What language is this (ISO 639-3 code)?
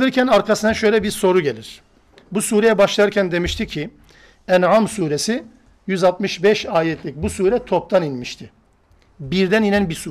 tur